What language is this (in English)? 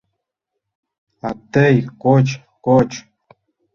Mari